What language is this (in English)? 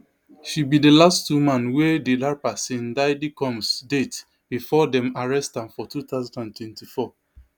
Nigerian Pidgin